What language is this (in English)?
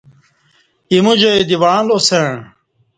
Kati